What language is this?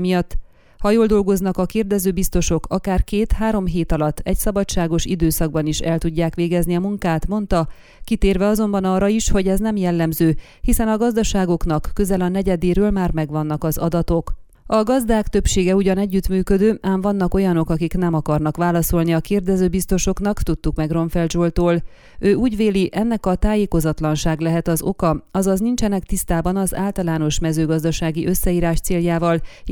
Hungarian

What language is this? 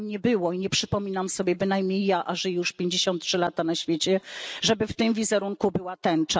Polish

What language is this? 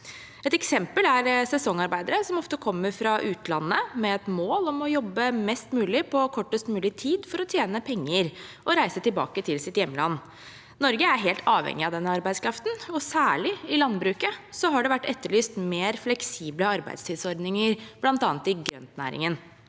Norwegian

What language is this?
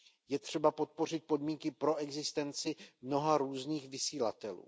Czech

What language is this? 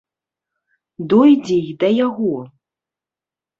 Belarusian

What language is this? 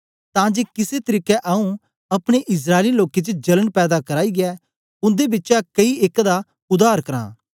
Dogri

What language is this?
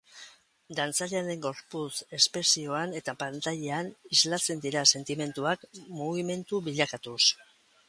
Basque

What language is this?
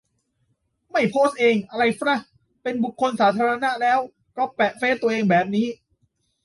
Thai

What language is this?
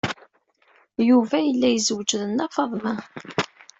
Kabyle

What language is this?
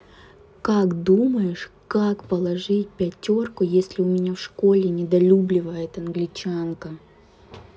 Russian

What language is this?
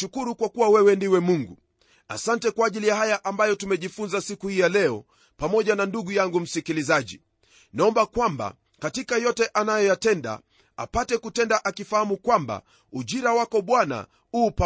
Swahili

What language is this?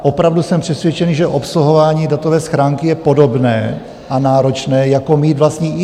Czech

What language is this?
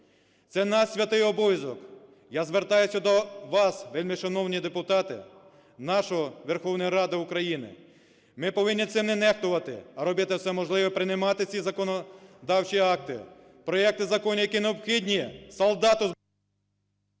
Ukrainian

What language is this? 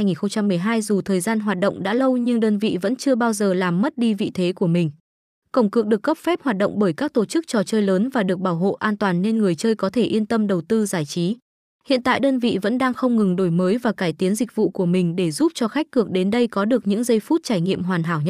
Vietnamese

